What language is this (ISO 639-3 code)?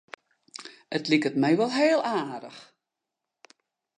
fry